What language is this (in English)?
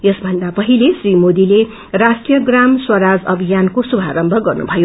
Nepali